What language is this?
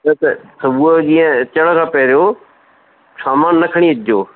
Sindhi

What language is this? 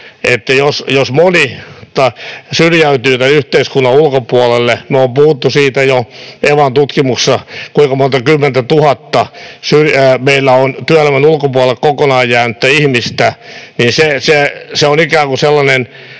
Finnish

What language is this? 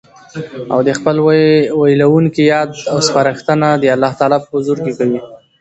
Pashto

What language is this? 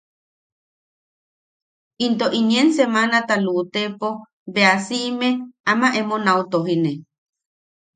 Yaqui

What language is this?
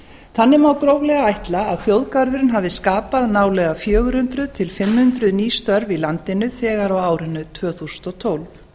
Icelandic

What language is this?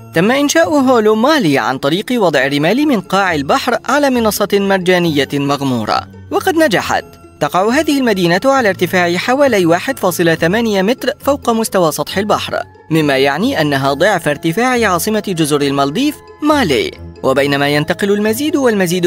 Arabic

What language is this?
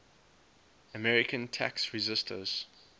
English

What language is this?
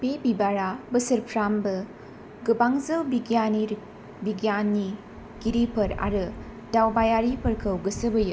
Bodo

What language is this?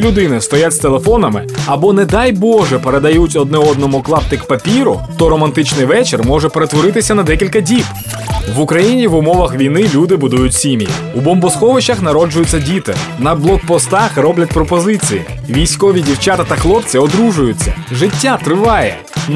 Ukrainian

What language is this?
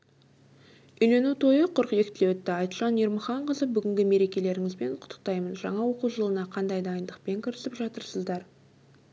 Kazakh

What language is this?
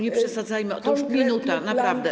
Polish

